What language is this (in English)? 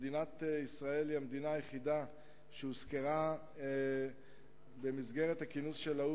Hebrew